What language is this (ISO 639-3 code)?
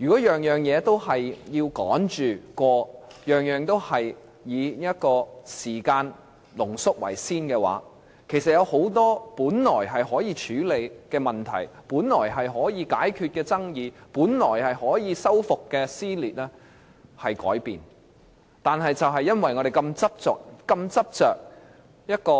yue